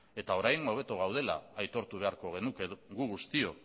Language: Basque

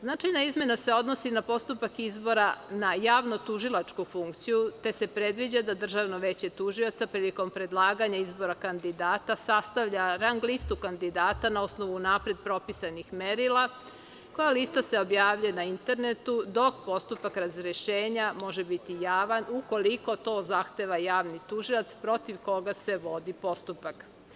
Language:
Serbian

